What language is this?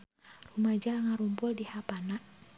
Sundanese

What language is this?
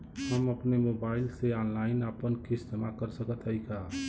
Bhojpuri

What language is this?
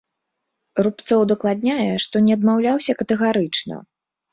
Belarusian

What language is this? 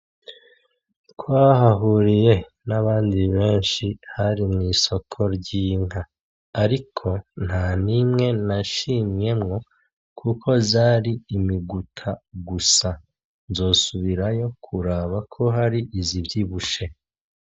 Rundi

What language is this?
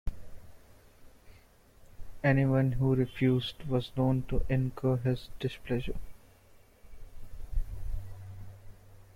English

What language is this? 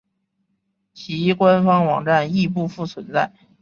Chinese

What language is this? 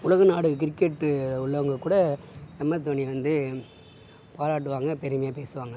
Tamil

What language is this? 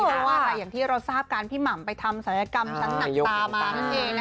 Thai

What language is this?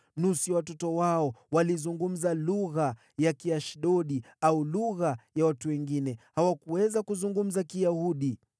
Swahili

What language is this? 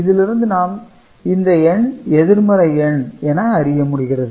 Tamil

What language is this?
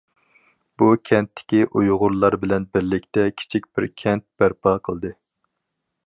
Uyghur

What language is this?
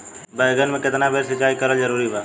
Bhojpuri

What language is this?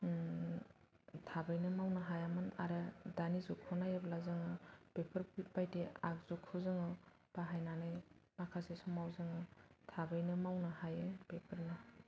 Bodo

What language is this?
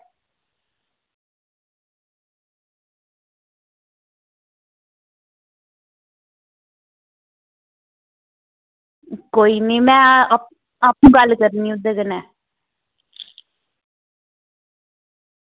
Dogri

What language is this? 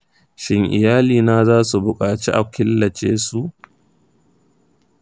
Hausa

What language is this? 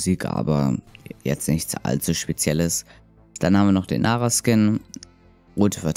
German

